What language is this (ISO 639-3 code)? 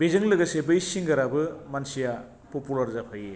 brx